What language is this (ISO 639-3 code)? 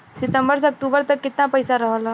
bho